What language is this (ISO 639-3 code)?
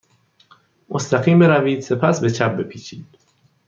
fas